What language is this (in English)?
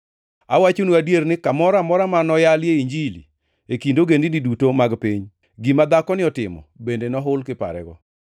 Luo (Kenya and Tanzania)